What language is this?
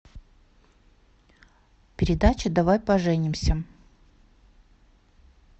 Russian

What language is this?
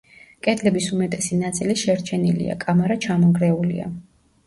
Georgian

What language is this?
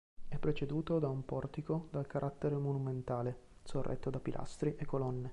Italian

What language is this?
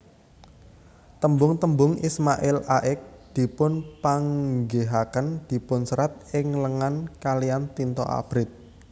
Javanese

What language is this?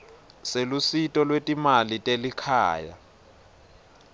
Swati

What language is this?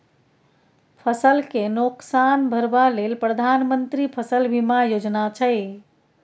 Maithili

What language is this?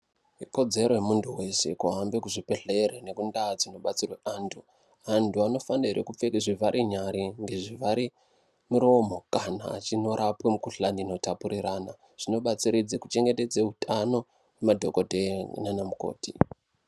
Ndau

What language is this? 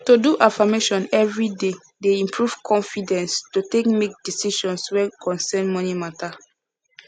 Nigerian Pidgin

